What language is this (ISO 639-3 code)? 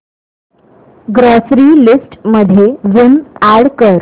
mar